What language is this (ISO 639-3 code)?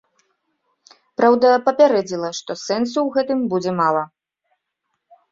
bel